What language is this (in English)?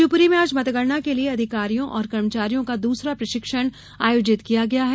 Hindi